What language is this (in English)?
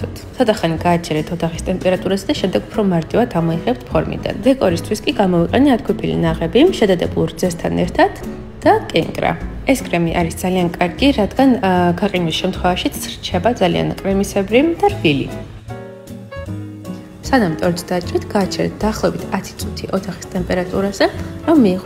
Arabic